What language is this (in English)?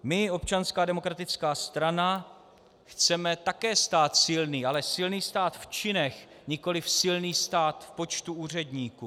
Czech